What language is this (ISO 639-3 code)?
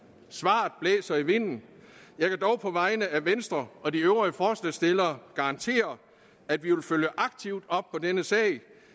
dan